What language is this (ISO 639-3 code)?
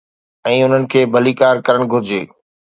snd